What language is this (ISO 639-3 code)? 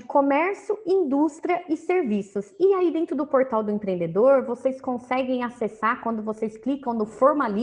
por